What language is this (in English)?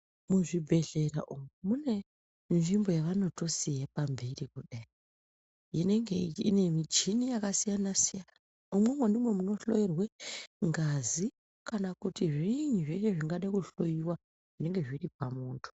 Ndau